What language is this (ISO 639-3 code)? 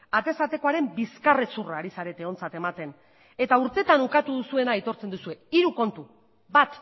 eus